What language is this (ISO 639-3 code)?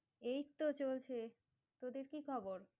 ben